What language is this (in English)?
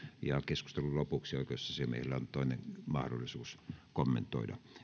Finnish